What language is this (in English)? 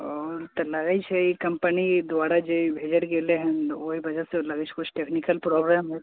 Maithili